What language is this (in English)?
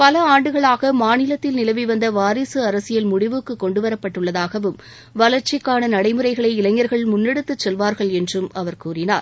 Tamil